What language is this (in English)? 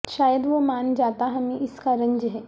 Urdu